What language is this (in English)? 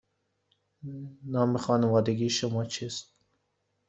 Persian